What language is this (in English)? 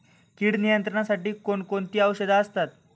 Marathi